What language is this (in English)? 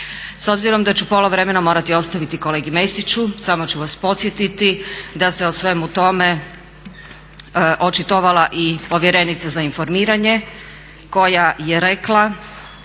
Croatian